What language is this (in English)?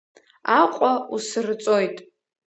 Abkhazian